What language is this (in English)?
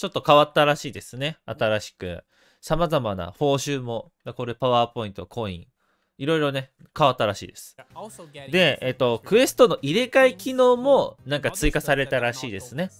Japanese